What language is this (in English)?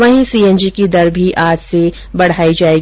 Hindi